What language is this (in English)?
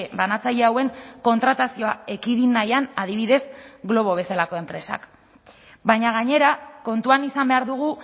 Basque